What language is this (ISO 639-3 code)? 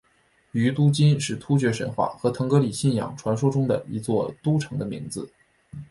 zho